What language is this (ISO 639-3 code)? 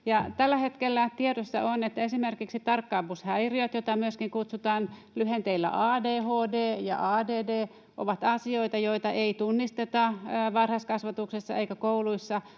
fin